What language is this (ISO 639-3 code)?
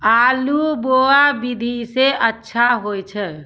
mai